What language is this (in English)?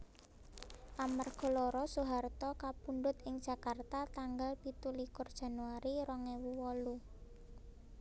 Javanese